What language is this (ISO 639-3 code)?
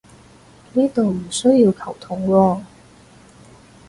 yue